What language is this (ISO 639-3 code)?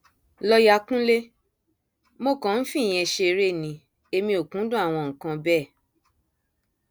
yor